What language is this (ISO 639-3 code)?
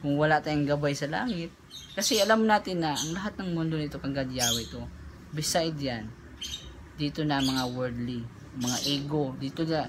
fil